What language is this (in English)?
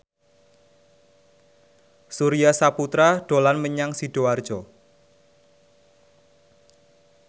Javanese